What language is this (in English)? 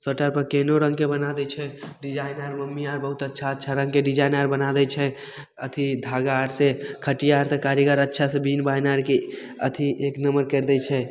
Maithili